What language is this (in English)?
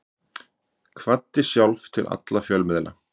Icelandic